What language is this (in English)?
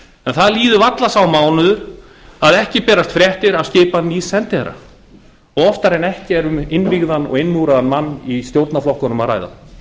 Icelandic